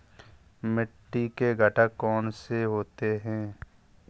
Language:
Hindi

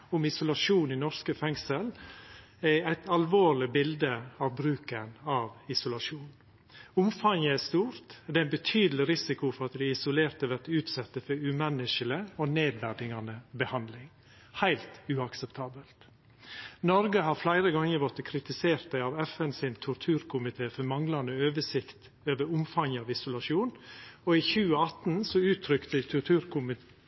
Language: Norwegian Nynorsk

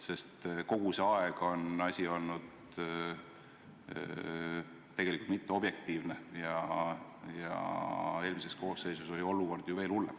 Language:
Estonian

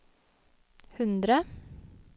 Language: Norwegian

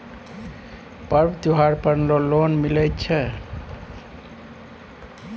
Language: Maithili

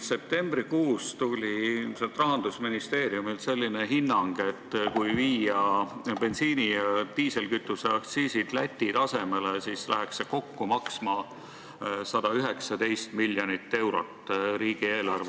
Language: Estonian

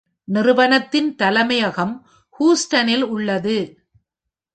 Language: Tamil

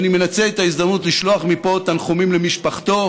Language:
Hebrew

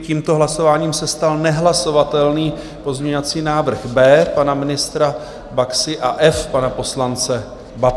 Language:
Czech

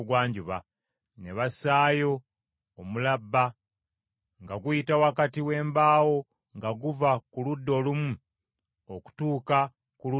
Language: Ganda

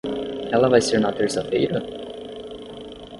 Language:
Portuguese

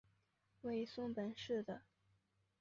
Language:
Chinese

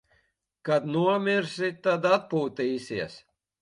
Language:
Latvian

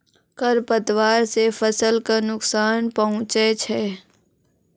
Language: Maithili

